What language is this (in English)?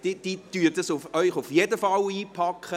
Swiss German